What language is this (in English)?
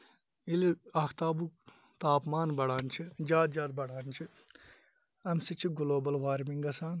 Kashmiri